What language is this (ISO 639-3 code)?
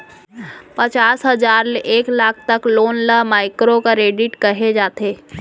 hne